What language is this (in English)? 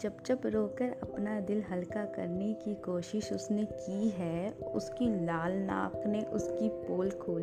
Hindi